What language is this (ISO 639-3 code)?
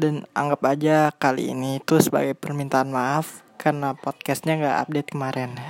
ind